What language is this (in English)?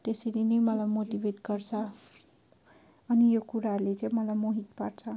Nepali